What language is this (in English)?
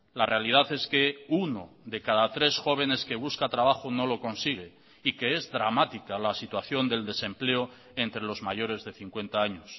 Spanish